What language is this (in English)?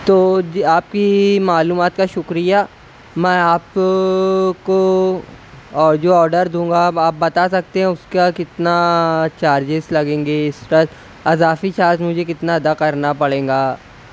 Urdu